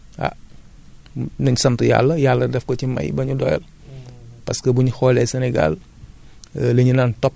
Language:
Wolof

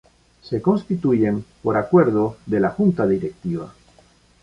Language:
Spanish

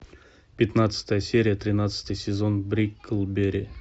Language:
Russian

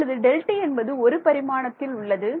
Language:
Tamil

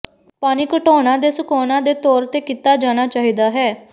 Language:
Punjabi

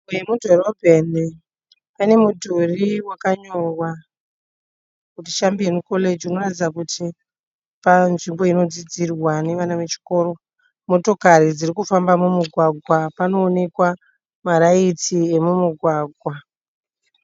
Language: Shona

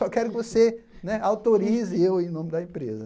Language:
Portuguese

